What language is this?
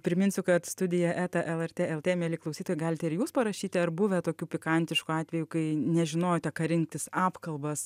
Lithuanian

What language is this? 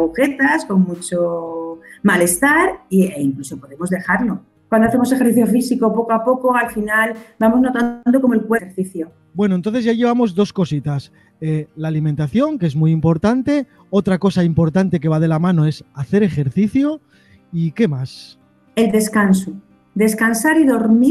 Spanish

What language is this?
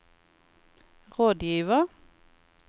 Norwegian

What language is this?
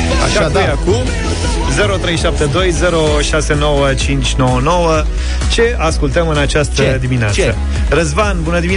Romanian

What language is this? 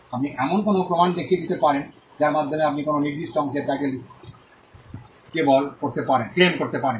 Bangla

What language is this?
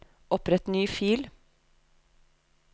Norwegian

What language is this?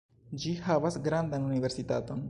Esperanto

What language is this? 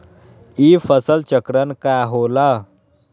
Magahi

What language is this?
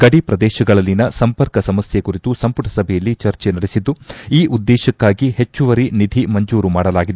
Kannada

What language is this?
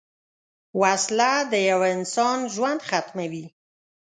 Pashto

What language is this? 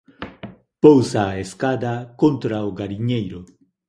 Galician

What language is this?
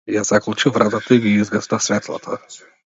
Macedonian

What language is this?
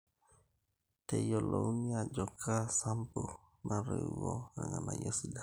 Masai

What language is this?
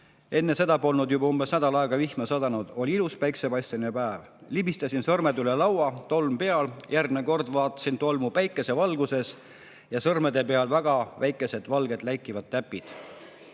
Estonian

